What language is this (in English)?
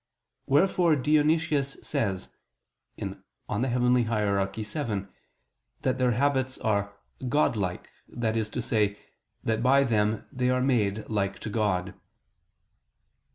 English